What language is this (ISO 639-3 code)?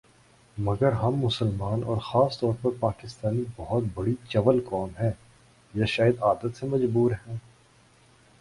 urd